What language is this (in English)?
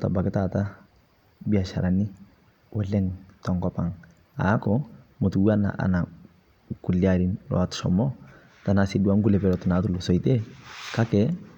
Masai